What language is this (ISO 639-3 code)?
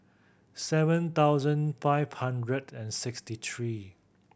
eng